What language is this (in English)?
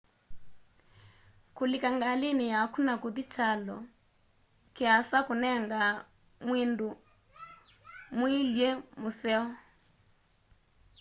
Kamba